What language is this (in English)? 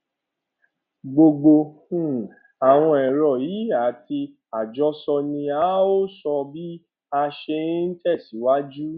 Yoruba